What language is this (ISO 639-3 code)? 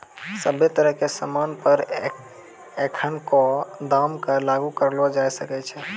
mai